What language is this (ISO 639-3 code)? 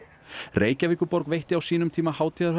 isl